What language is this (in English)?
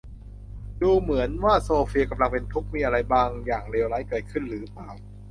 Thai